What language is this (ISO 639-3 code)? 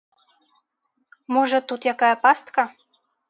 bel